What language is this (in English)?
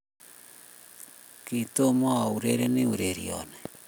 Kalenjin